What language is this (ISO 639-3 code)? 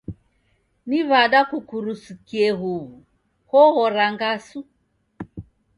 dav